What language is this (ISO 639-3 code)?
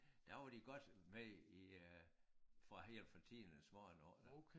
dan